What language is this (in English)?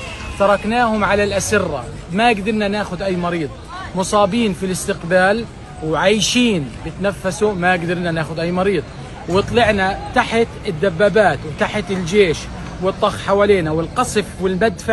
Arabic